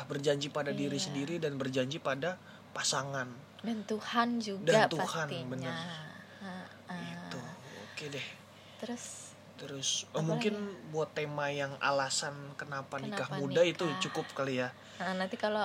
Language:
Indonesian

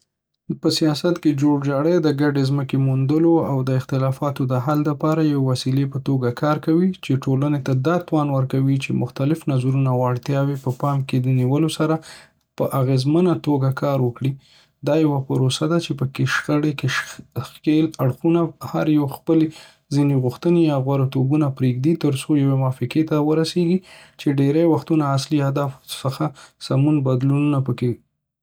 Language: Pashto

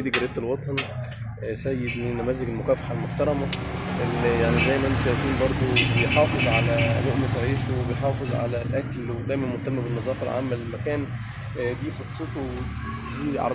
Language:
Arabic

